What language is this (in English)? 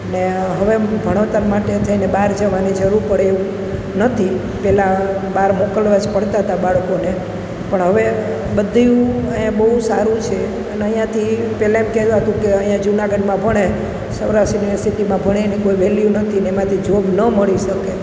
Gujarati